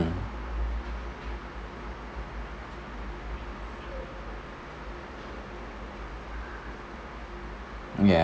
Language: English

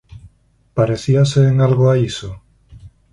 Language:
Galician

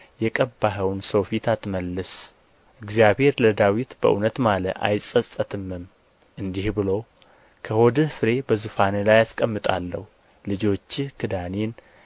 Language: Amharic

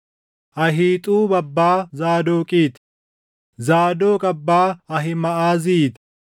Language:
Oromo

